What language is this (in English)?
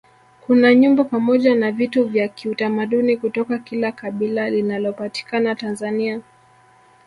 Swahili